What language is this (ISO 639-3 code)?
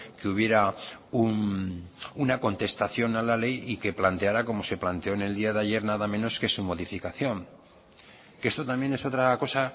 spa